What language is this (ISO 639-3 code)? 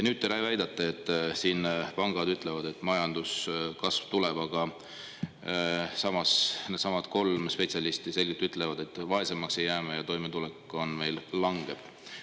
est